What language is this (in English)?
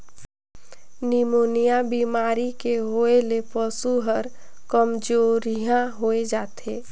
Chhattisgarhi